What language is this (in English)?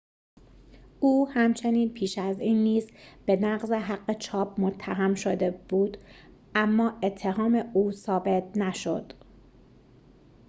Persian